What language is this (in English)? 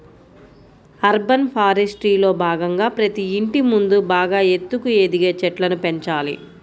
Telugu